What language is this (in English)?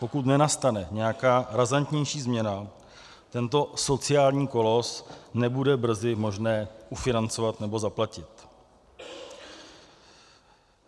Czech